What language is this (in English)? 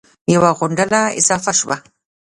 Pashto